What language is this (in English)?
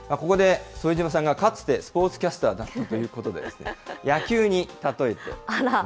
Japanese